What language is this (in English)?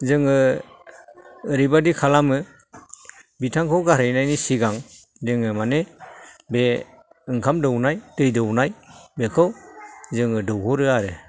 Bodo